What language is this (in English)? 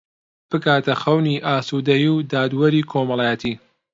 Central Kurdish